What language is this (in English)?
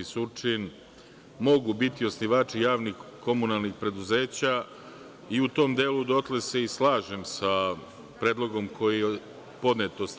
Serbian